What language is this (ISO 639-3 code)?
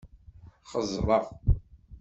kab